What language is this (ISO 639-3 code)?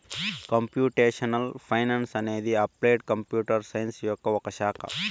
tel